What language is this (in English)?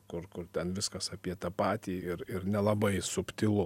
Lithuanian